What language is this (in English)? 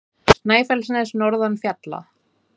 Icelandic